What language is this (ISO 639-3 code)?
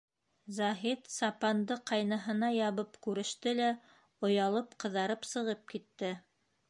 bak